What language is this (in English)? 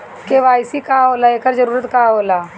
Bhojpuri